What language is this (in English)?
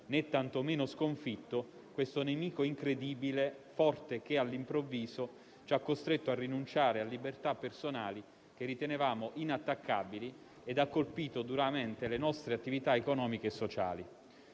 Italian